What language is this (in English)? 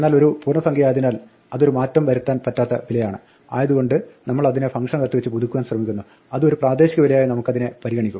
Malayalam